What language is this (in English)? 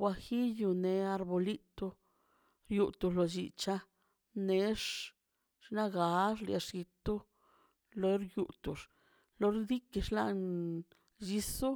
Mazaltepec Zapotec